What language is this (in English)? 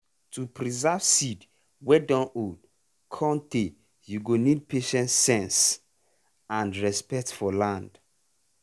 Nigerian Pidgin